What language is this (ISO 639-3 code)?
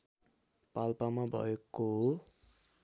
nep